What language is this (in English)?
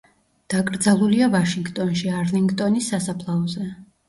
Georgian